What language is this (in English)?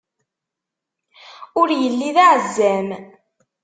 Kabyle